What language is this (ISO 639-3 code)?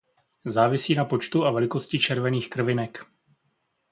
ces